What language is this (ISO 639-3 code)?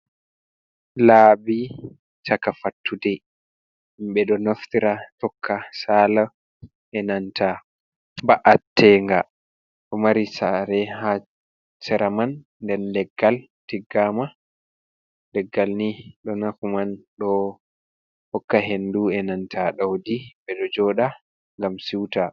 ful